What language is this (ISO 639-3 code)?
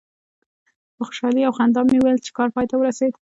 pus